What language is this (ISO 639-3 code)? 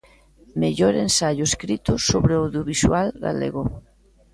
glg